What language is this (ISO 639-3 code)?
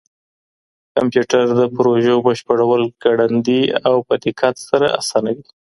pus